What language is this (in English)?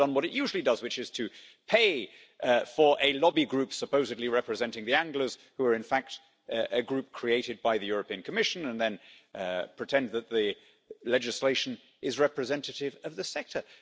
English